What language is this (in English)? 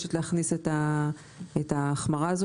Hebrew